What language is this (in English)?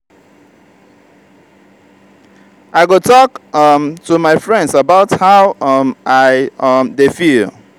Nigerian Pidgin